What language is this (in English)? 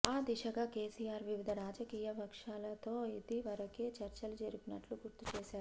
Telugu